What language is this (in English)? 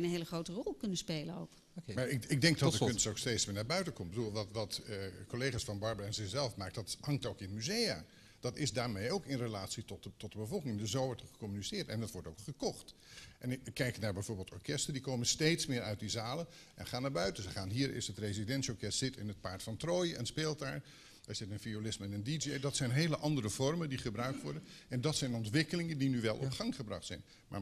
Dutch